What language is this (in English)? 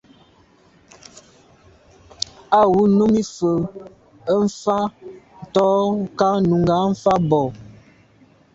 Medumba